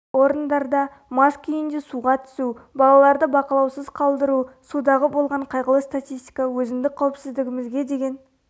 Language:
Kazakh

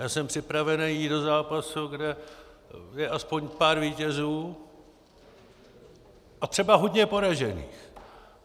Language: Czech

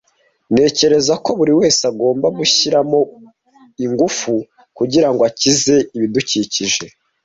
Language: Kinyarwanda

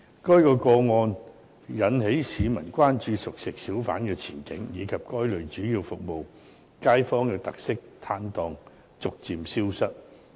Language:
Cantonese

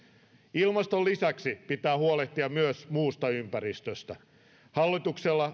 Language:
Finnish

